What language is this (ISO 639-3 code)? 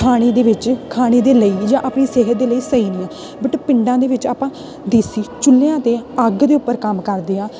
pan